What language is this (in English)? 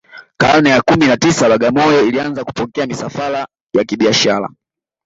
Swahili